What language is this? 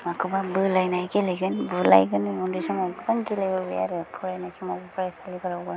Bodo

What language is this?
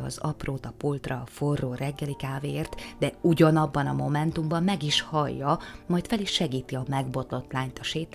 Hungarian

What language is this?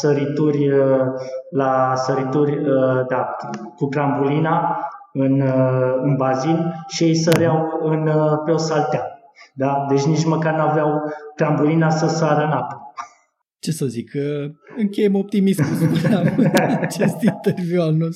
Romanian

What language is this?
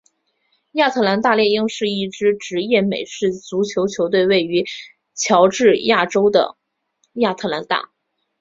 Chinese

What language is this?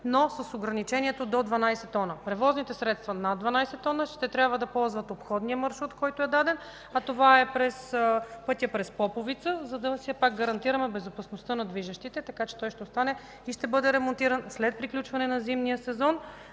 Bulgarian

